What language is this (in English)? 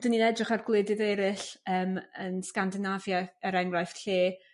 Welsh